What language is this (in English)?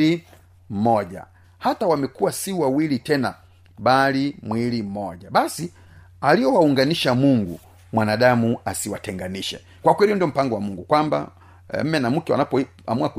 Swahili